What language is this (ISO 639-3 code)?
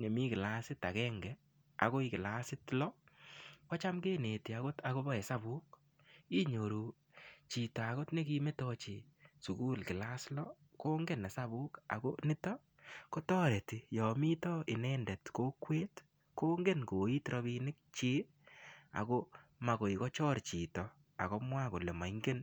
kln